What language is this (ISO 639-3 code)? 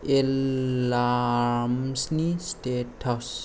brx